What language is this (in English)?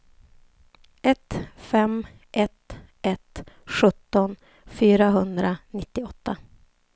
Swedish